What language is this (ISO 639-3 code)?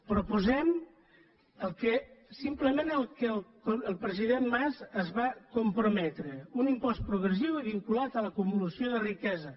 cat